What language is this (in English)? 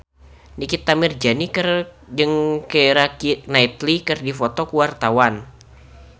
Sundanese